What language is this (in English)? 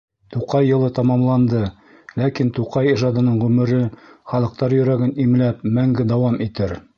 Bashkir